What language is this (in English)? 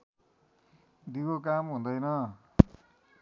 Nepali